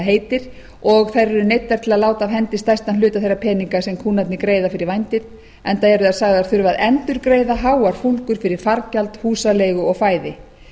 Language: Icelandic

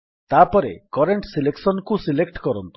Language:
Odia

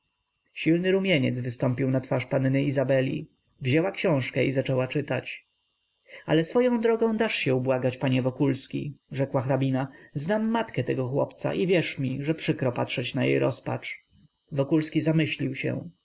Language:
Polish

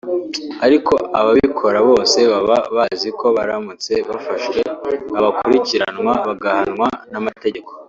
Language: Kinyarwanda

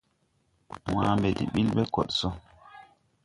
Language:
Tupuri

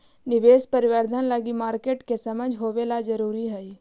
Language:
Magahi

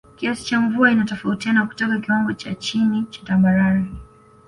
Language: Swahili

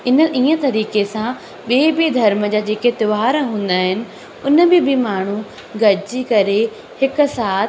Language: Sindhi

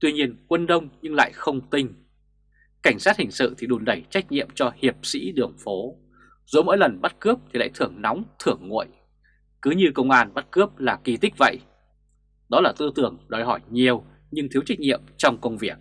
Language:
Vietnamese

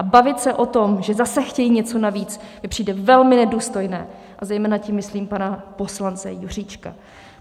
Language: Czech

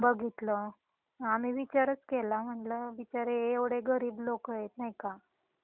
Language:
Marathi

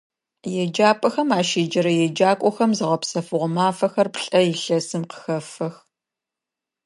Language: Adyghe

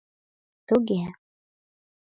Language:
Mari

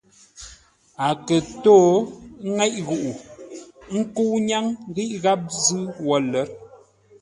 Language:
Ngombale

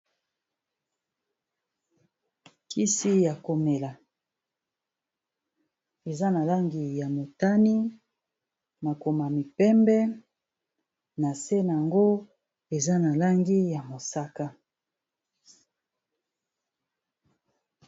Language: Lingala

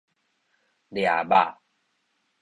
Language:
Min Nan Chinese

